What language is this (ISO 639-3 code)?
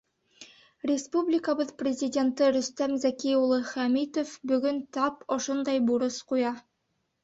bak